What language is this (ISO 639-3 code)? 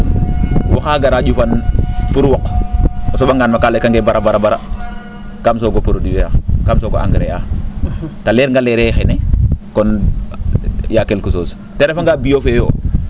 srr